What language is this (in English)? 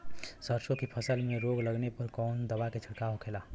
Bhojpuri